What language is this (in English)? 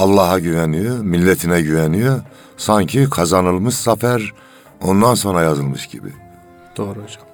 Turkish